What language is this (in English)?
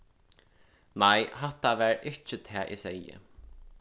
Faroese